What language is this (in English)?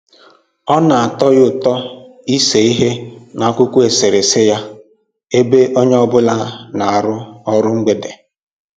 Igbo